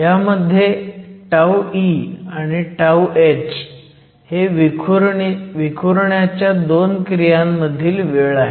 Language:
Marathi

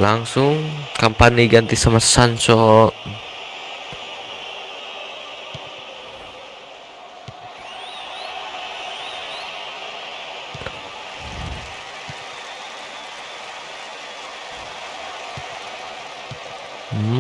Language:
Indonesian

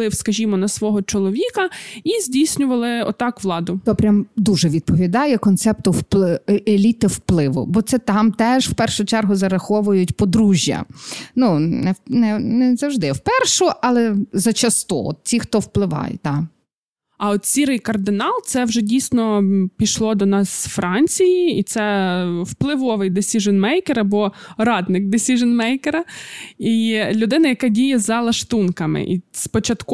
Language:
Ukrainian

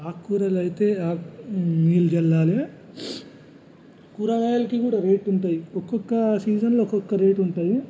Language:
Telugu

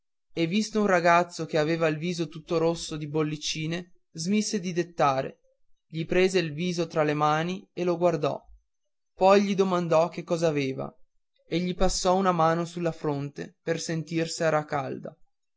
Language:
Italian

